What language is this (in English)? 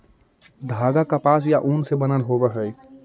Magahi